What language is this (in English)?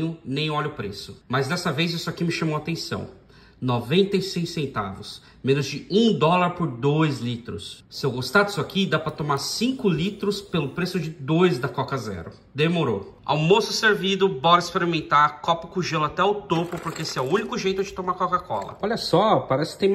Portuguese